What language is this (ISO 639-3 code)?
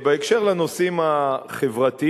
heb